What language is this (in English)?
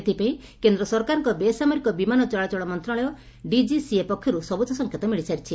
Odia